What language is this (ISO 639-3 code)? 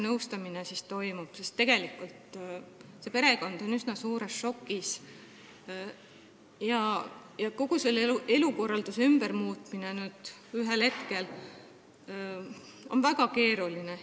est